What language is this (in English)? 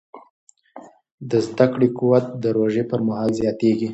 Pashto